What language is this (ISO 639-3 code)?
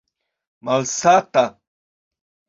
epo